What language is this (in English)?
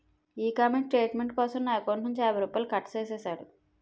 Telugu